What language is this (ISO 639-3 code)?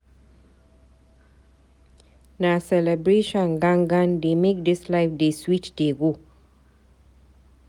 pcm